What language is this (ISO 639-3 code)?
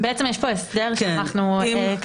heb